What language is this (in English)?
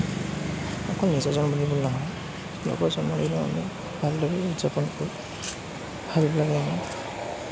Assamese